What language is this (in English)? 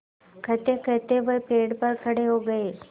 Hindi